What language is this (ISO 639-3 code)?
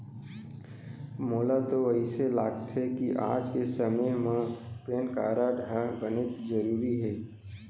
hne